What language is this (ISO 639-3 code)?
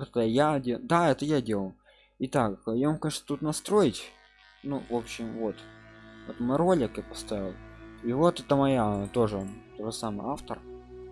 rus